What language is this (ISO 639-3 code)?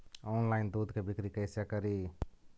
mag